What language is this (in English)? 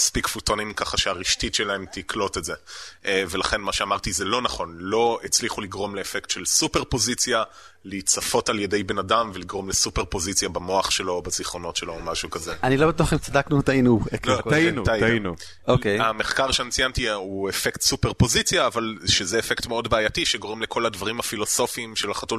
Hebrew